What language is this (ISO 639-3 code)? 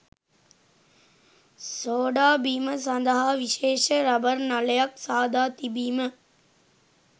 sin